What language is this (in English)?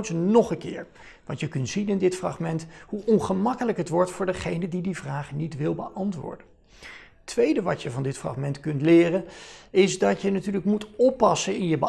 Dutch